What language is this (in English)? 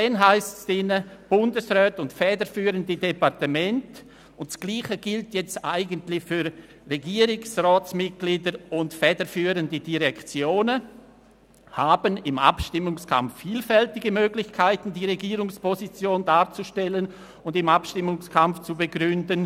Swiss German